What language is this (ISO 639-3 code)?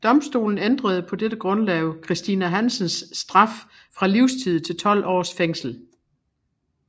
dan